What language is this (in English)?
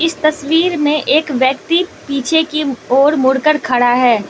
Hindi